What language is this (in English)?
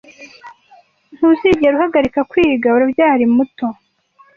Kinyarwanda